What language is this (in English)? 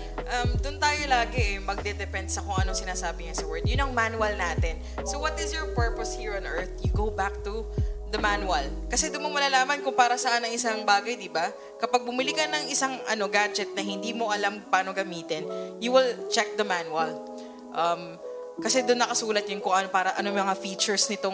Filipino